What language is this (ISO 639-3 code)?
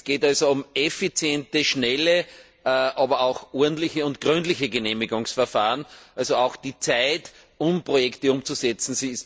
deu